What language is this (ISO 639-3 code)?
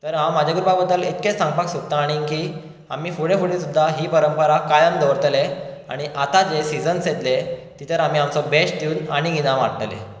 kok